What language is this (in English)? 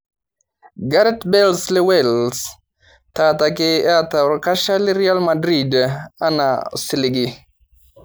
Masai